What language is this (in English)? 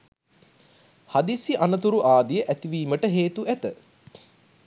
Sinhala